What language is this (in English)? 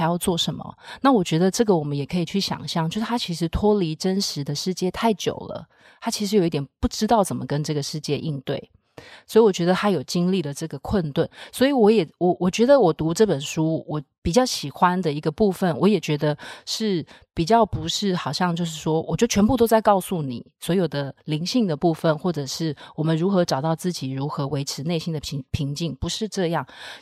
Chinese